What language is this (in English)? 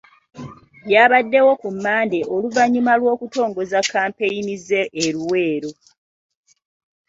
Ganda